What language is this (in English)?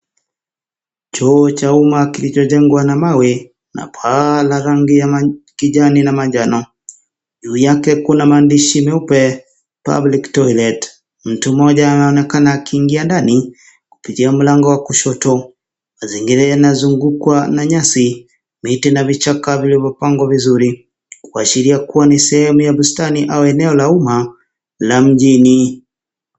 Swahili